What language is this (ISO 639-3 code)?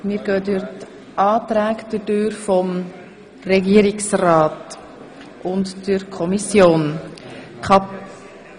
gsw